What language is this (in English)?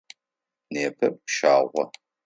Adyghe